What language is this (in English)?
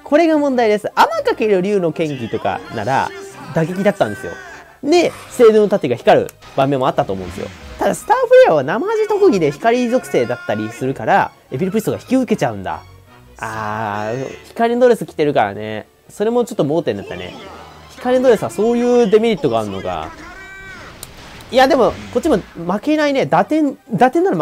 Japanese